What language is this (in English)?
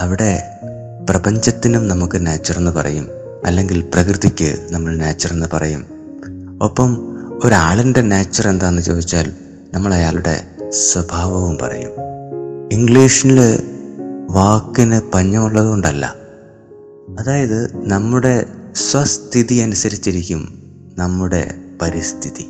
Malayalam